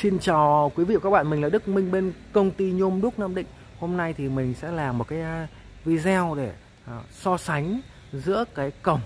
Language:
Vietnamese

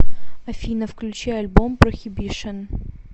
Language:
Russian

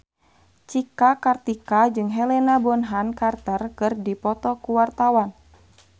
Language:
Sundanese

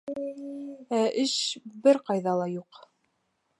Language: Bashkir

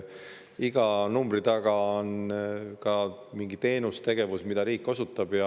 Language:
Estonian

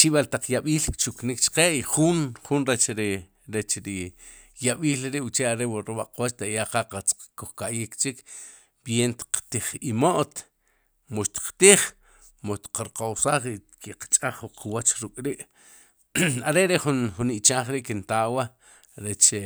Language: Sipacapense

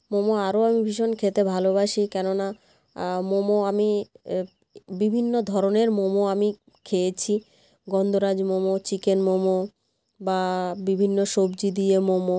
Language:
Bangla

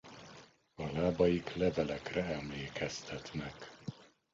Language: Hungarian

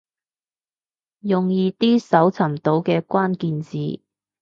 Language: Cantonese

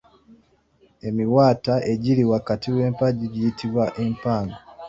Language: Ganda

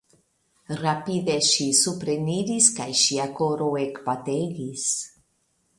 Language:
Esperanto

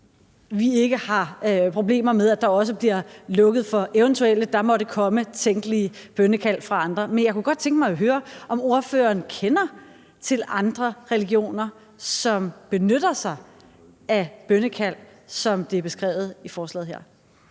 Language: Danish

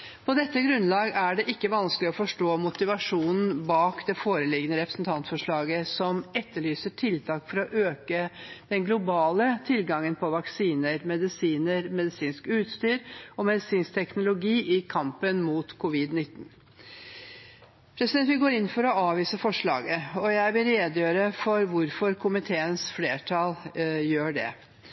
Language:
Norwegian Bokmål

